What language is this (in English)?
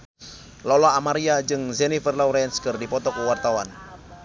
Sundanese